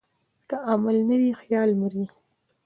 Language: Pashto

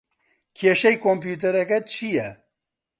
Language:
Central Kurdish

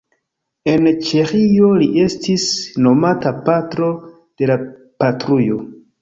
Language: Esperanto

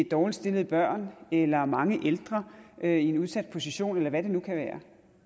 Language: Danish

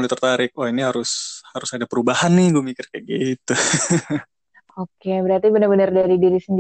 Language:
Indonesian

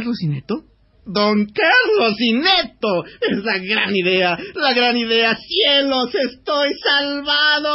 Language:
Spanish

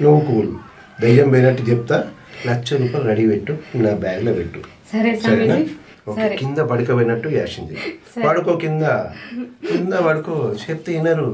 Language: Telugu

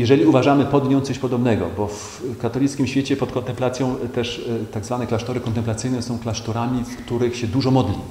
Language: Polish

